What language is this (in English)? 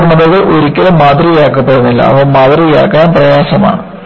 Malayalam